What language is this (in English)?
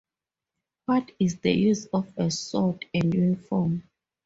English